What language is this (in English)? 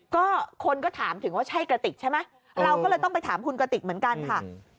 Thai